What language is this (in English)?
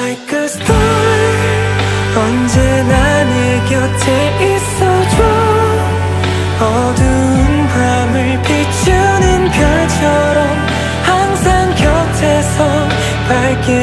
Thai